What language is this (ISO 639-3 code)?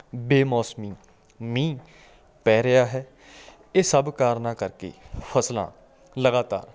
pan